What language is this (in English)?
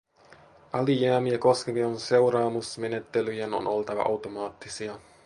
Finnish